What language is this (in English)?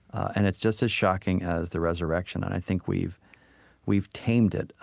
English